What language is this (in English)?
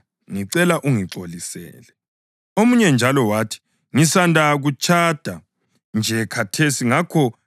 North Ndebele